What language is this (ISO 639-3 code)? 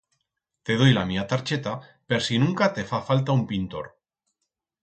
arg